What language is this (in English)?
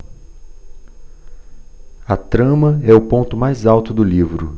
Portuguese